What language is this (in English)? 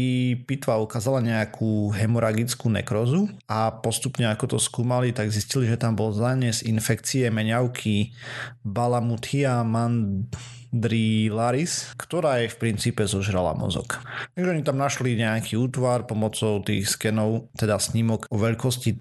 Slovak